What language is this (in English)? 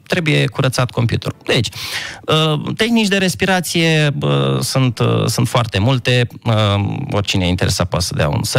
Romanian